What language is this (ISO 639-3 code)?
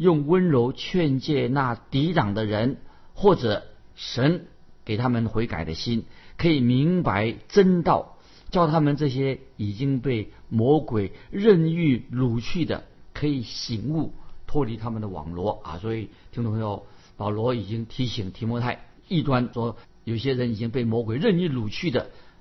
zho